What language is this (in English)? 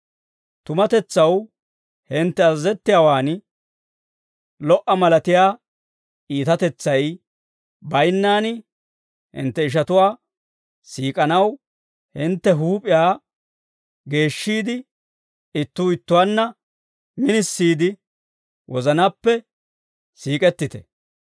Dawro